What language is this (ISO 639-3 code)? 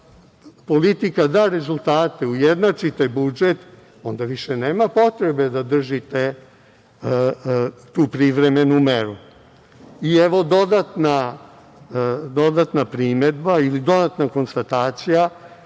srp